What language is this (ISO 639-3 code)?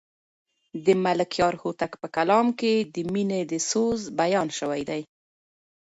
pus